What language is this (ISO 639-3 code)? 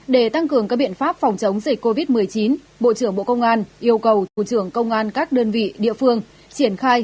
vie